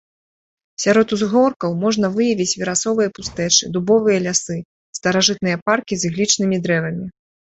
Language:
Belarusian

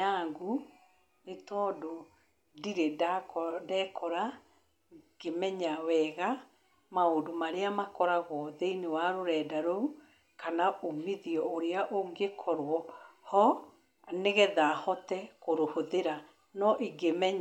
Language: Kikuyu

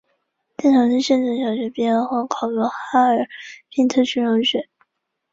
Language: Chinese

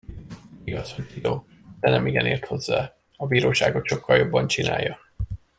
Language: Hungarian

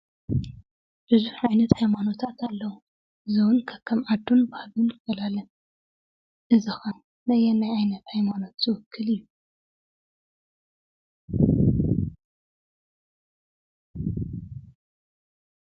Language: Tigrinya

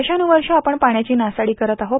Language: Marathi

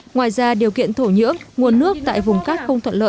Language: Vietnamese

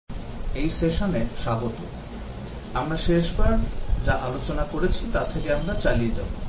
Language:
Bangla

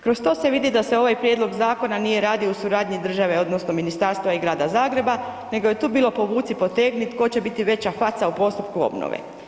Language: Croatian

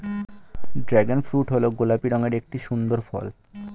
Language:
Bangla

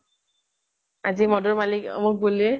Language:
Assamese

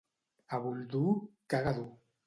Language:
Catalan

